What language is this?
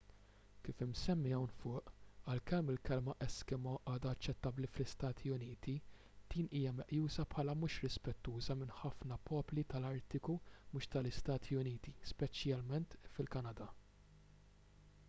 Maltese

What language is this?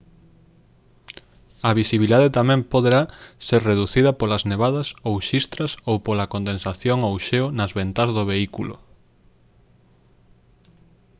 Galician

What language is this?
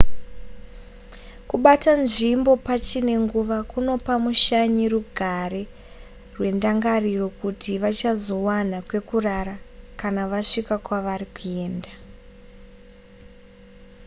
Shona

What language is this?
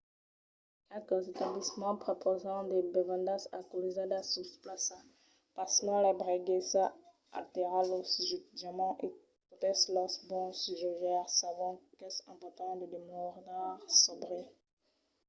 Occitan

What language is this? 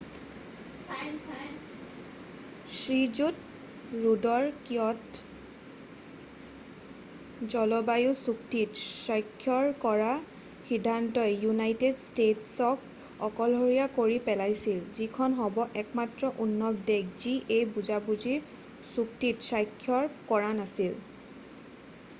Assamese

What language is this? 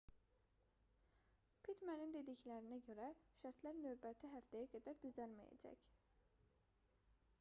Azerbaijani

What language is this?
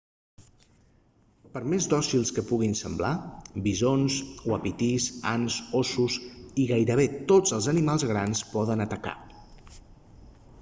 Catalan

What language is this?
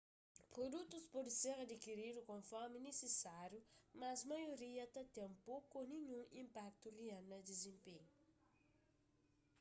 Kabuverdianu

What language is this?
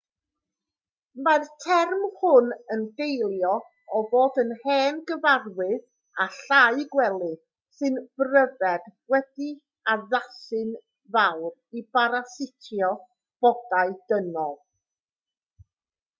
Welsh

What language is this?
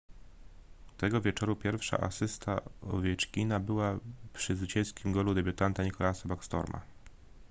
Polish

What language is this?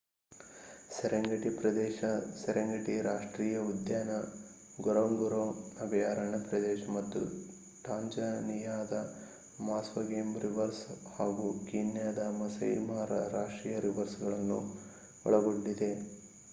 Kannada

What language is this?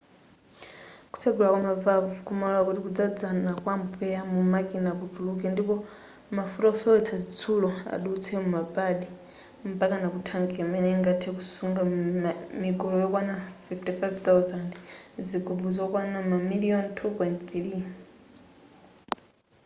Nyanja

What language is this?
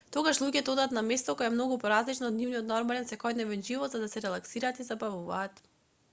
Macedonian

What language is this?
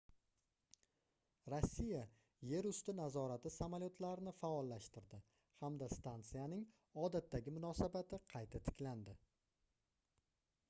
Uzbek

